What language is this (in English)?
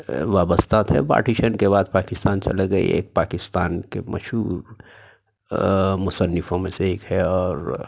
Urdu